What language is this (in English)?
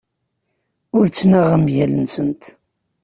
Kabyle